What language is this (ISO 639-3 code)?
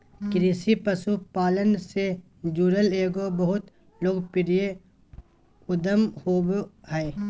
mag